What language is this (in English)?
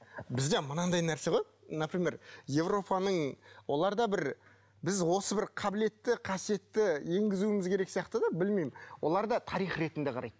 Kazakh